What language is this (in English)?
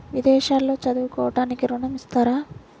Telugu